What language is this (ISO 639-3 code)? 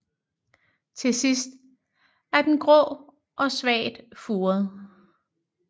dan